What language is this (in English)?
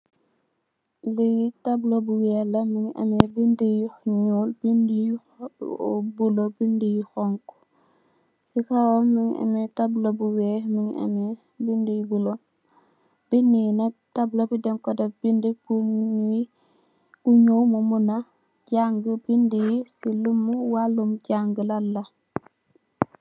Wolof